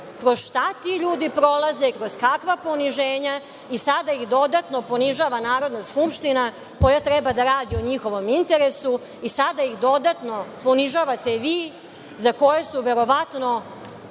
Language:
Serbian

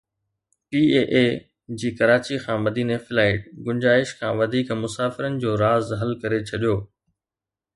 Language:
Sindhi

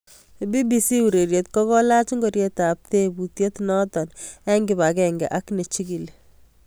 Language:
Kalenjin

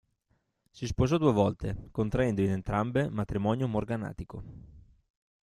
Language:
Italian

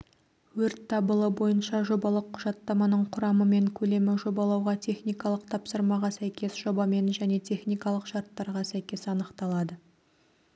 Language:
Kazakh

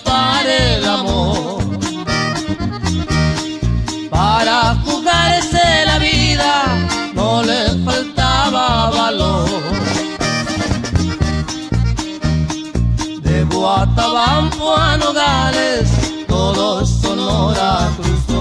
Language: Spanish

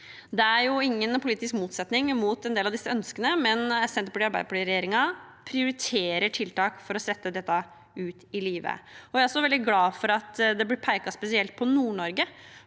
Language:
Norwegian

